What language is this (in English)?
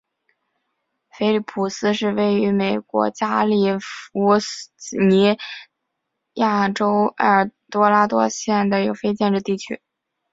Chinese